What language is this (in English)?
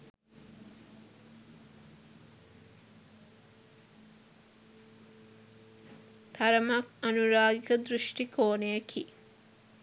Sinhala